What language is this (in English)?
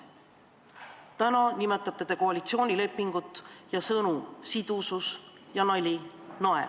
Estonian